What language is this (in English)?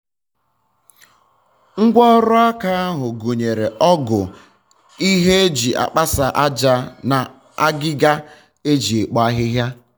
Igbo